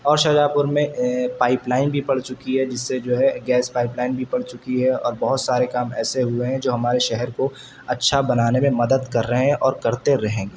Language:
Urdu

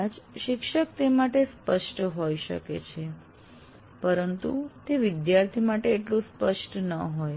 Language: Gujarati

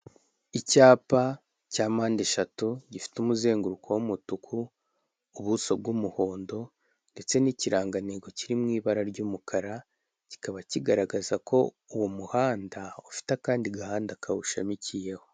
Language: Kinyarwanda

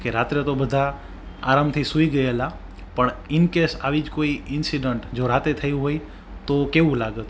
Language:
Gujarati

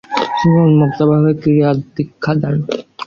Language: Bangla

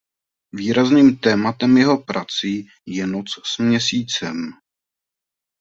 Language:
Czech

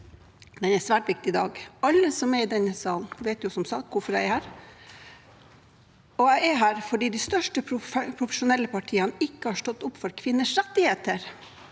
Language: Norwegian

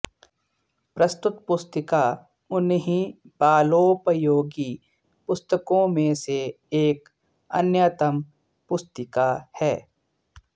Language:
Sanskrit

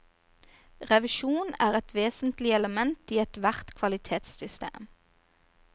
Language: Norwegian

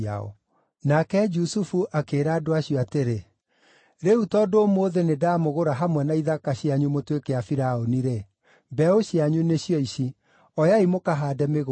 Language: Kikuyu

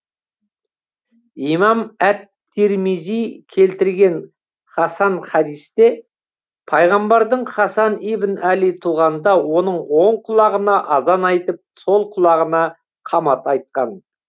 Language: Kazakh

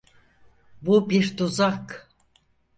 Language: Turkish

